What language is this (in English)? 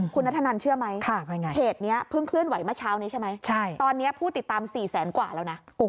Thai